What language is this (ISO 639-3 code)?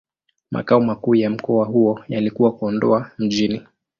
swa